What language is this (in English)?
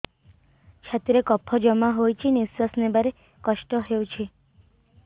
Odia